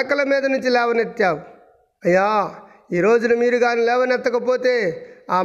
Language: Telugu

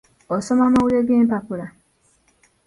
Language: Ganda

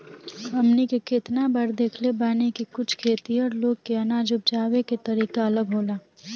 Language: Bhojpuri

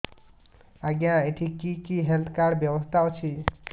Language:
Odia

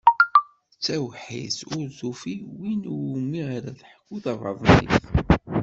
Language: Kabyle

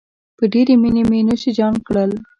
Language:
Pashto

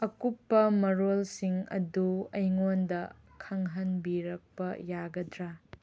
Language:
Manipuri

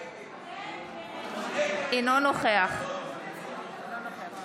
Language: Hebrew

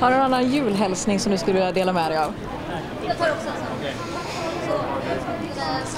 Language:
Swedish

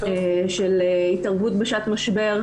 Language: Hebrew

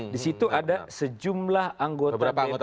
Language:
Indonesian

